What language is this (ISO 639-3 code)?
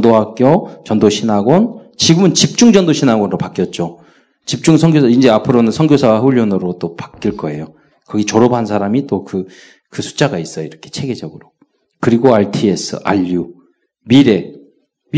kor